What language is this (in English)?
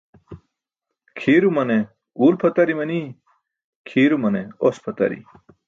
Burushaski